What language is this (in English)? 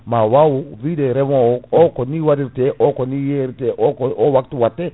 Fula